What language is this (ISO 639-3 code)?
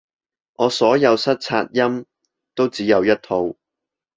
yue